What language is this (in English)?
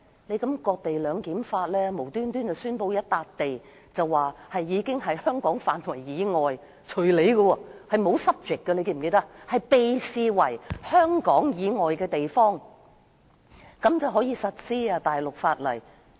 Cantonese